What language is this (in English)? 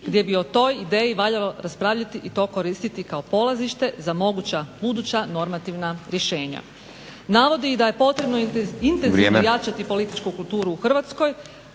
Croatian